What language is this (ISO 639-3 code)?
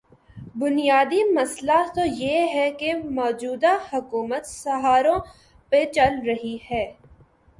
urd